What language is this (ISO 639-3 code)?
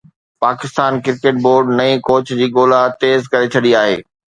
snd